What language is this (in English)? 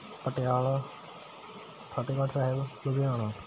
Punjabi